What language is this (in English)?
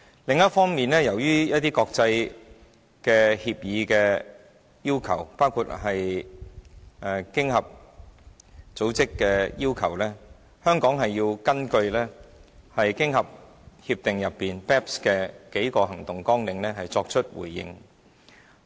Cantonese